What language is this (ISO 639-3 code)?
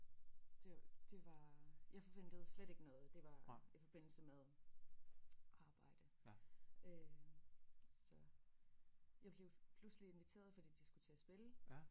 dan